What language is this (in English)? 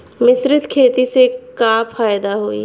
Bhojpuri